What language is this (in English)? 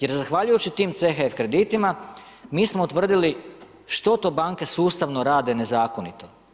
Croatian